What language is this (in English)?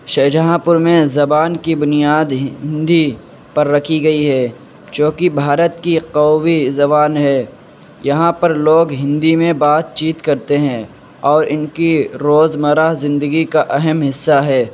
Urdu